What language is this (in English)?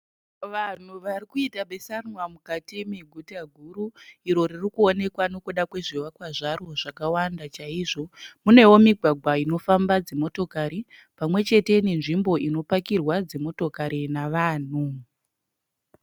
Shona